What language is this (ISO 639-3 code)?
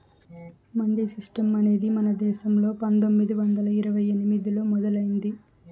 tel